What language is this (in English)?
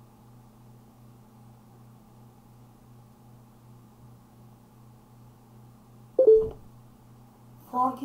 Turkish